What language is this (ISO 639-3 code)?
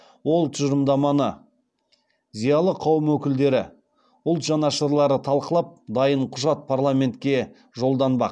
kaz